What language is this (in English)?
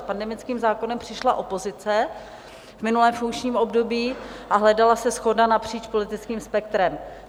Czech